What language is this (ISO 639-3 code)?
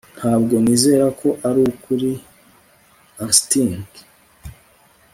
kin